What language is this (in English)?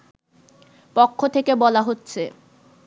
Bangla